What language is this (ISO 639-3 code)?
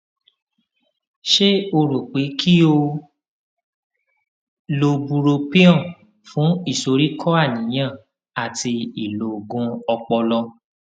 yor